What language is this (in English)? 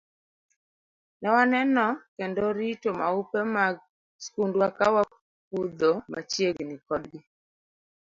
Luo (Kenya and Tanzania)